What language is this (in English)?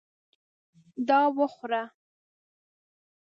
Pashto